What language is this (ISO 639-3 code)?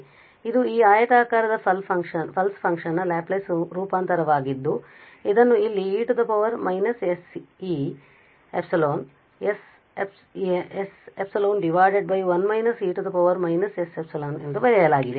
kan